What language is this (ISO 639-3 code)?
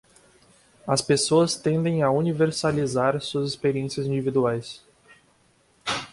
por